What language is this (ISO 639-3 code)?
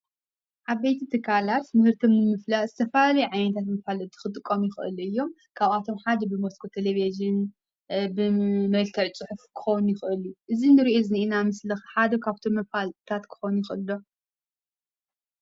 tir